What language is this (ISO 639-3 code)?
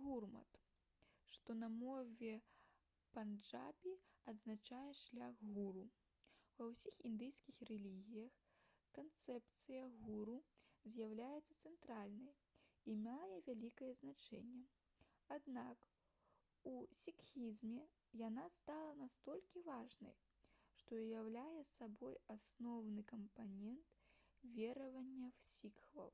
bel